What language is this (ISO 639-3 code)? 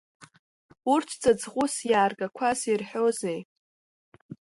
abk